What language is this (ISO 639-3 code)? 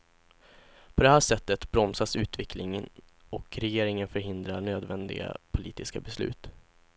swe